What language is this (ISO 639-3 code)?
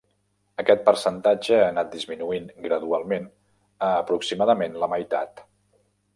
cat